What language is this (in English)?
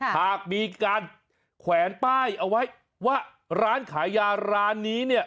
Thai